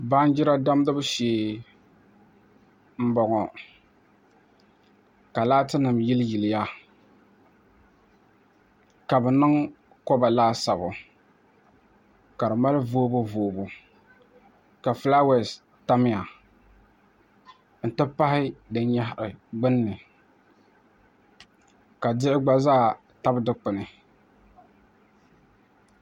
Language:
Dagbani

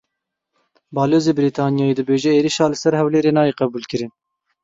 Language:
Kurdish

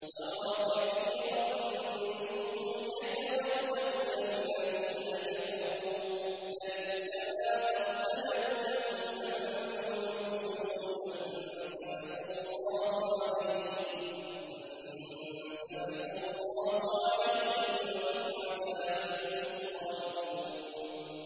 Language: Arabic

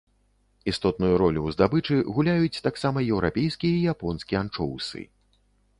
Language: Belarusian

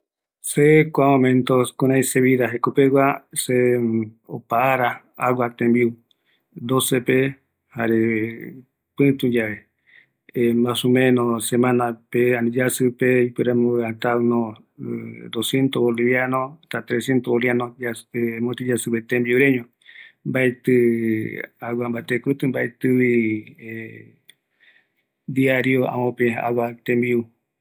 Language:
Eastern Bolivian Guaraní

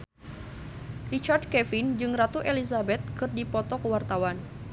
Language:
Sundanese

